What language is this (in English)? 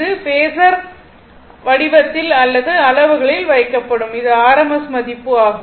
Tamil